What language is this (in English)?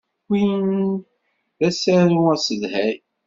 Kabyle